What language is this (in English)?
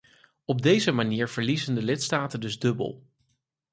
Dutch